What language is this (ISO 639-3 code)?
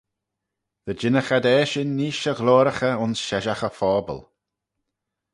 glv